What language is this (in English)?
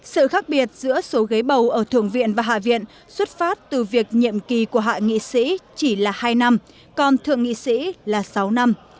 Vietnamese